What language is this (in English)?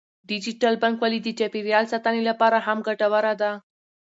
Pashto